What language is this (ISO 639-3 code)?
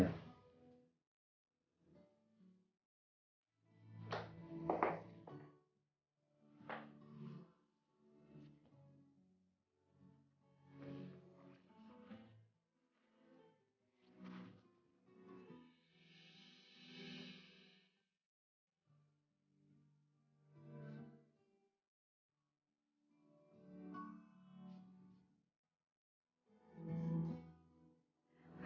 ind